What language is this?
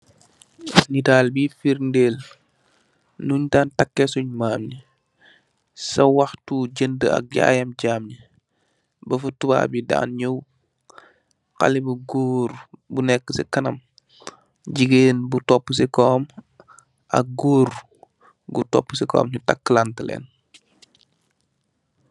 Wolof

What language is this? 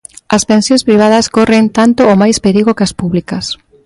Galician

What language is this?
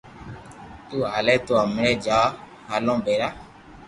Loarki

